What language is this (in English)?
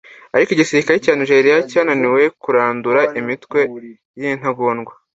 Kinyarwanda